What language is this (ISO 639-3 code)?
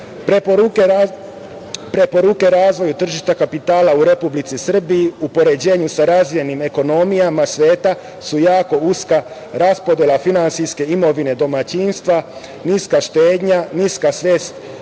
srp